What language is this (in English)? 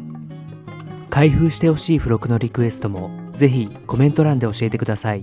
Japanese